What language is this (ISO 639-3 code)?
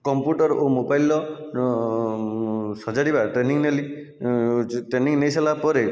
ori